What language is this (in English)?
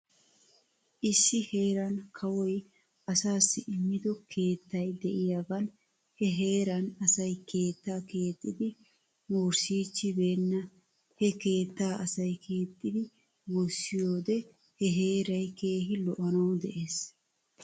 Wolaytta